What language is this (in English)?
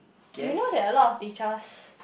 English